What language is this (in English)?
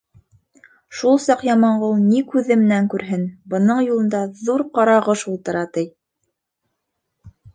Bashkir